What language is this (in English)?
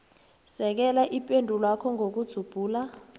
South Ndebele